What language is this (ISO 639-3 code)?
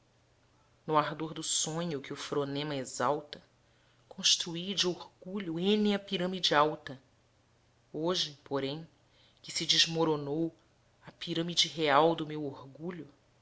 por